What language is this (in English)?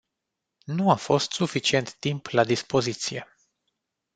Romanian